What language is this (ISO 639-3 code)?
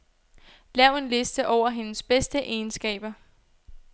dan